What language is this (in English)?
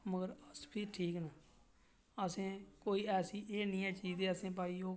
Dogri